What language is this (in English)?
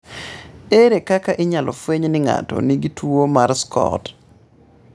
Luo (Kenya and Tanzania)